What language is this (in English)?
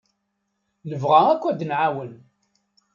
Kabyle